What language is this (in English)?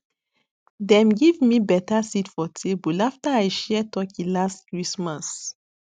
Nigerian Pidgin